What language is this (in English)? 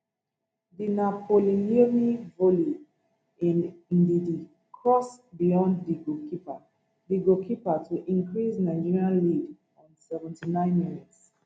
Nigerian Pidgin